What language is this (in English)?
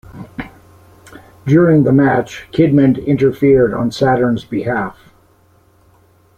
English